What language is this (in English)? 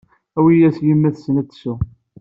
Kabyle